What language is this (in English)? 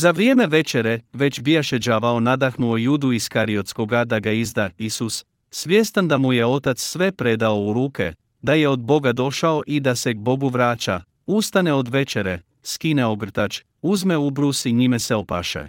Croatian